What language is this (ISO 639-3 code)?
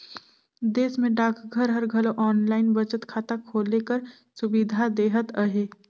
hne